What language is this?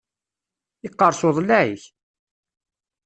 Kabyle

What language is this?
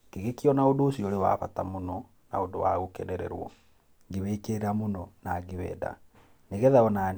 Kikuyu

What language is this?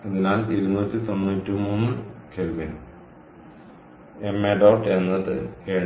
Malayalam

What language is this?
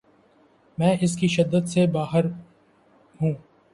Urdu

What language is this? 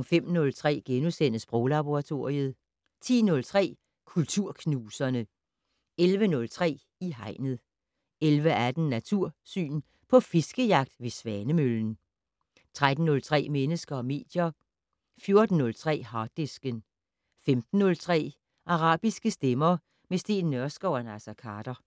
Danish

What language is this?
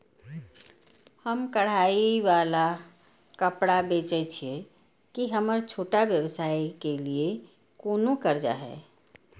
Maithili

